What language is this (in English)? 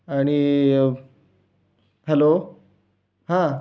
Marathi